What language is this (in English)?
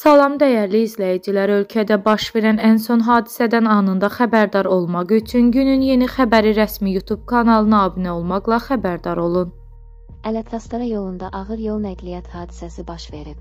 Turkish